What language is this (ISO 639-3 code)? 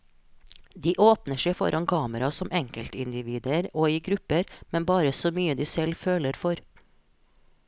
nor